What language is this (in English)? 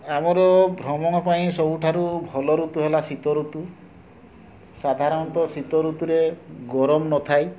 Odia